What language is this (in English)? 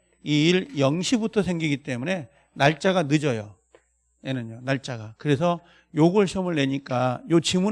Korean